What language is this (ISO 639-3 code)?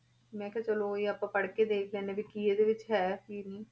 pan